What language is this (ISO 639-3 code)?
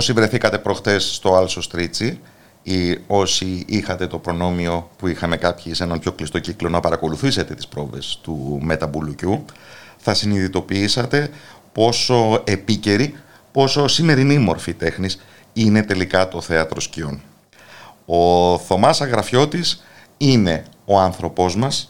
ell